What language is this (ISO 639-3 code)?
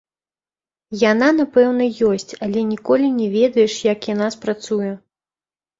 bel